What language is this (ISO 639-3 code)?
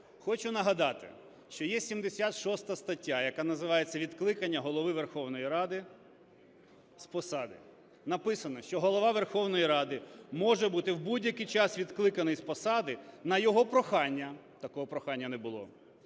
ukr